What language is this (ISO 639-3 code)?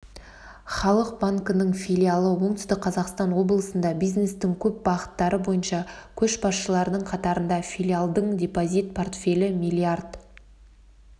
kaz